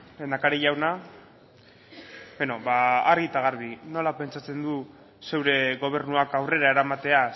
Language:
Basque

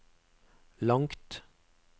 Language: Norwegian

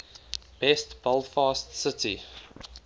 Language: English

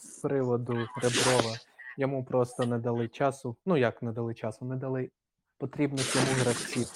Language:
Ukrainian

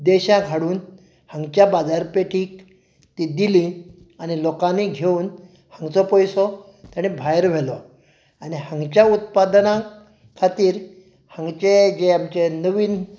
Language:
Konkani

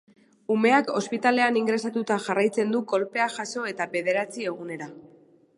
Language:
Basque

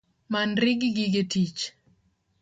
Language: Luo (Kenya and Tanzania)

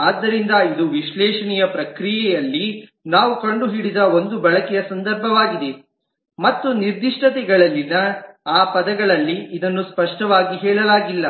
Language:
Kannada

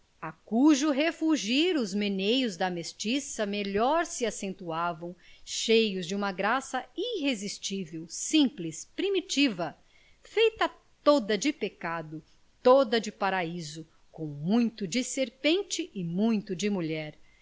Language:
Portuguese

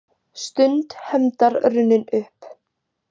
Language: Icelandic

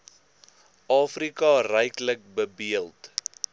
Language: Afrikaans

